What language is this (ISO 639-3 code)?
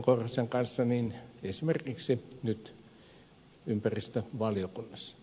fin